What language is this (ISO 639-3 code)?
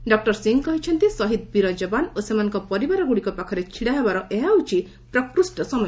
ori